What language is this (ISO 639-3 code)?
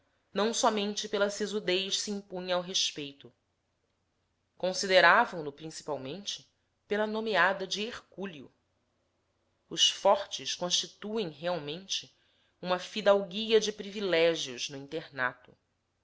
por